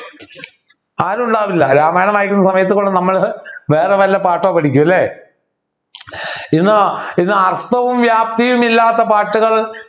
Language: Malayalam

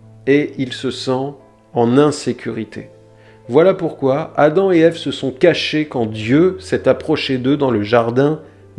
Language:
French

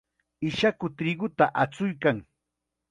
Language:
Chiquián Ancash Quechua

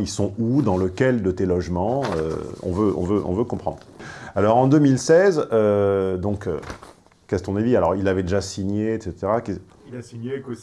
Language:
French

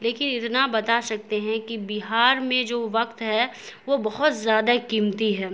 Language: Urdu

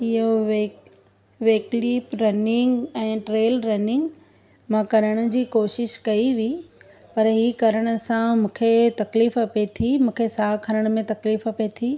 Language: Sindhi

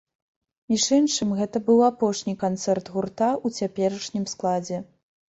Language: Belarusian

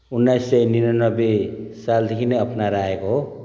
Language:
Nepali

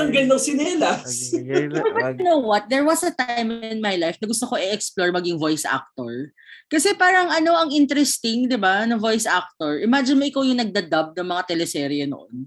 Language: Filipino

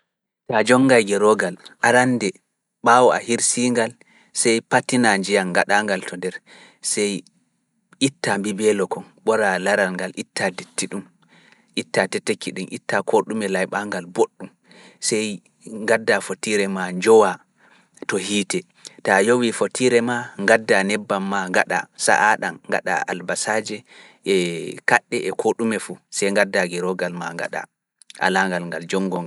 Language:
Fula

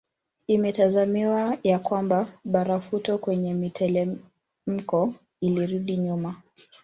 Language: Swahili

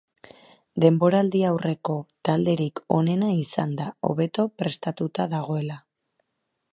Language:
Basque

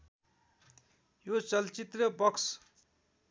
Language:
Nepali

